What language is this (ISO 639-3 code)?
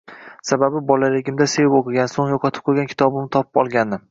uzb